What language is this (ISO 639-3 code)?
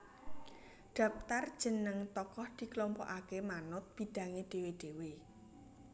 jav